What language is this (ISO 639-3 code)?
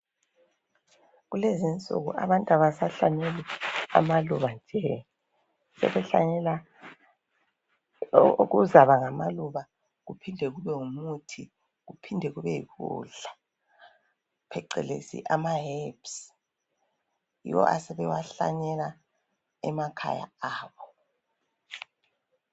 nde